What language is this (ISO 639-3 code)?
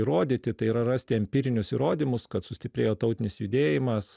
lit